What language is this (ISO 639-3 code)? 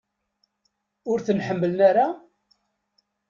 kab